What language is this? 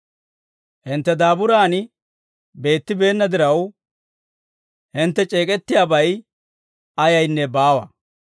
Dawro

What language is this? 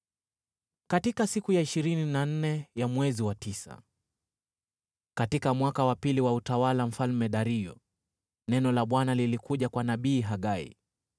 Swahili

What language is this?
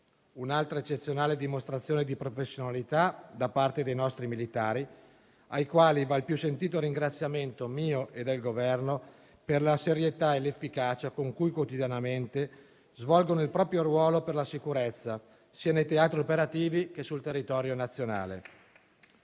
Italian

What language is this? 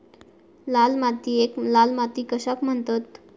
Marathi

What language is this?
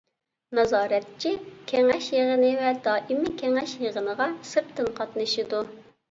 Uyghur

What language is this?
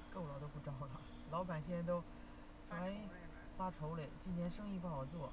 Chinese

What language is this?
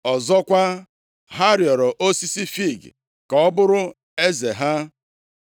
Igbo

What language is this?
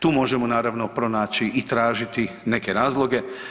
Croatian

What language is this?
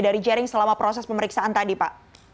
Indonesian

